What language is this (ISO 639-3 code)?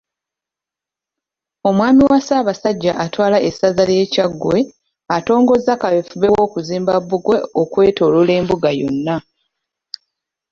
lug